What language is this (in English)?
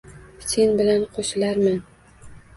Uzbek